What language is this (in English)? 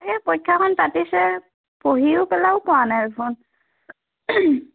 Assamese